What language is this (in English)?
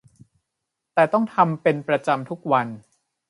Thai